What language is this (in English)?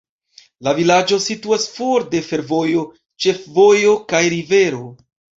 Esperanto